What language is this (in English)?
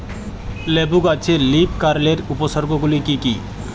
Bangla